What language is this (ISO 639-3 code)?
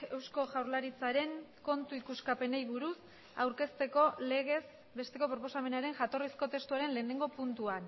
eus